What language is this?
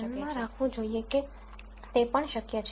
Gujarati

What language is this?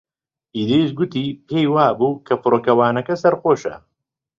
Central Kurdish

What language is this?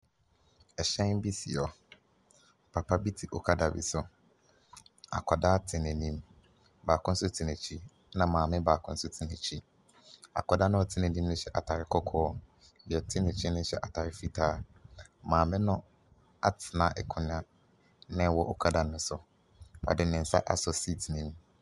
Akan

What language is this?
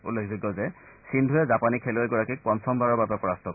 Assamese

